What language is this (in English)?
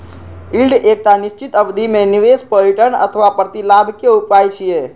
Maithili